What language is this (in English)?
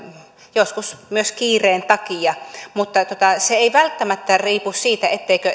Finnish